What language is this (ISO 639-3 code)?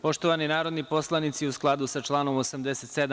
srp